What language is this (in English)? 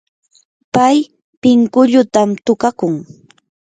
Yanahuanca Pasco Quechua